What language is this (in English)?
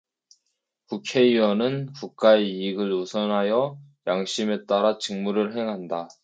Korean